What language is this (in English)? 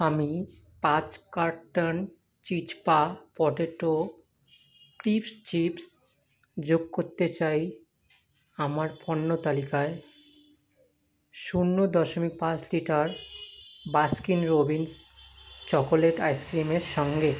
Bangla